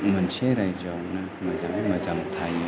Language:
Bodo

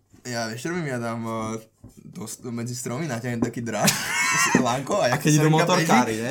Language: Slovak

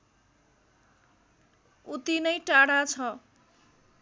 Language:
Nepali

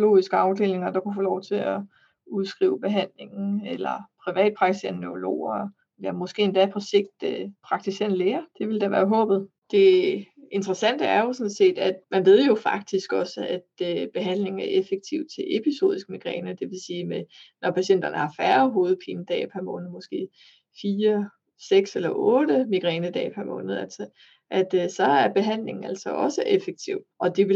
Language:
Danish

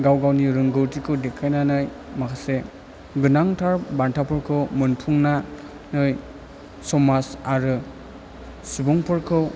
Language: Bodo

